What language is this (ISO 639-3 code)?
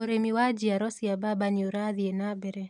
kik